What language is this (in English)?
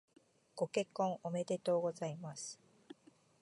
Japanese